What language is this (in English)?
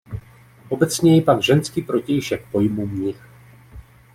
Czech